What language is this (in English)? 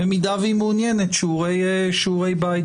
Hebrew